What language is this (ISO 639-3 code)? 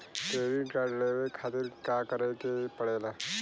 bho